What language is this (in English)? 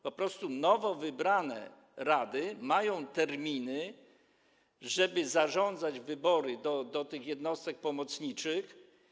Polish